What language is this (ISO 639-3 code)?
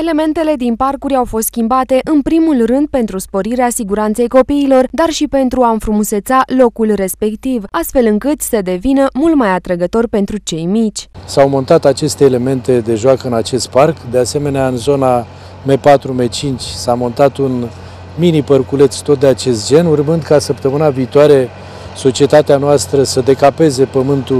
ron